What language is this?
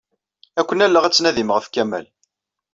Kabyle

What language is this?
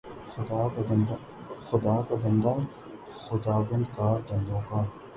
Urdu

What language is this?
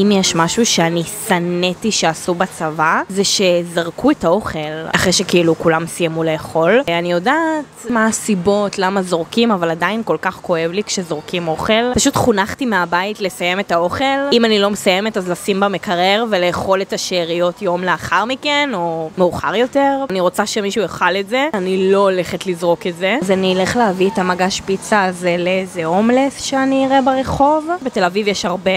Hebrew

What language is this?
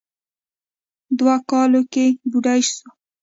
Pashto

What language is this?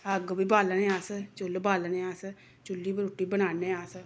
Dogri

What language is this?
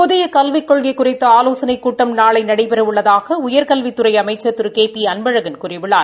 Tamil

